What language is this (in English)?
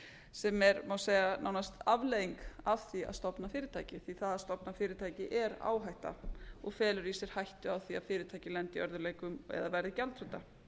Icelandic